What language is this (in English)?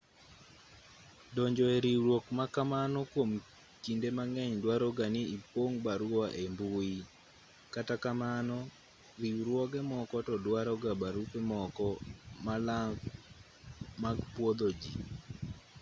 Luo (Kenya and Tanzania)